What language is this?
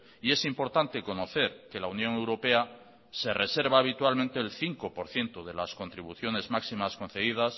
Spanish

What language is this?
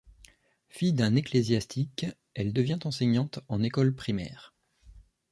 French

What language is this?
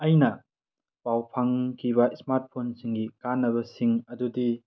Manipuri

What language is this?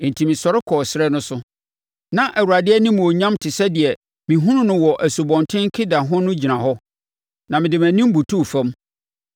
Akan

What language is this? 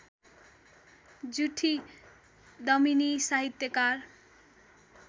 Nepali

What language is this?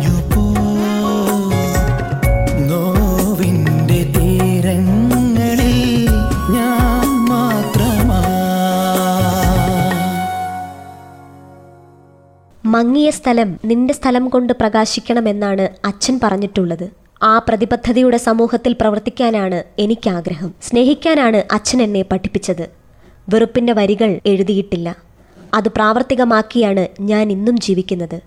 Malayalam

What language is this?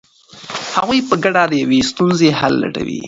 Pashto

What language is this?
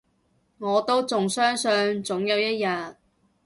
Cantonese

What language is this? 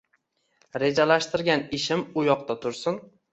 Uzbek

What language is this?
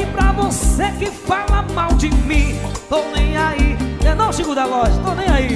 Portuguese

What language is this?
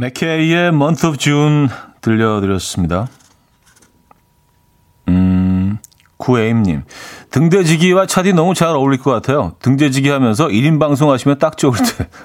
Korean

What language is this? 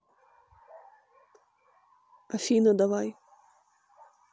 Russian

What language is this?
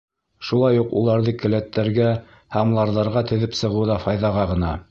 Bashkir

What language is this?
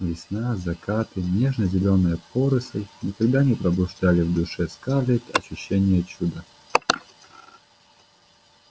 Russian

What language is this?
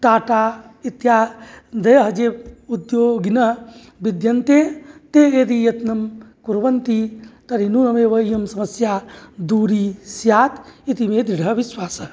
Sanskrit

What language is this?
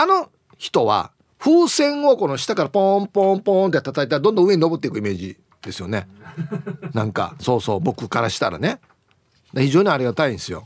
Japanese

